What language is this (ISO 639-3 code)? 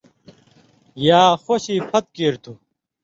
mvy